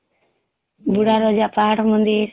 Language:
Odia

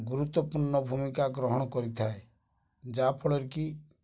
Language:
Odia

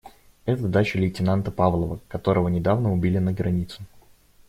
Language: Russian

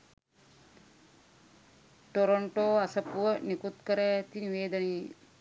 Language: Sinhala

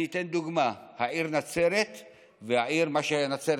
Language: Hebrew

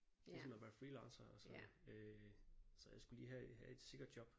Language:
Danish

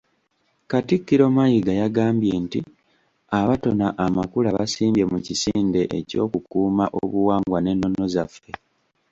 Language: Ganda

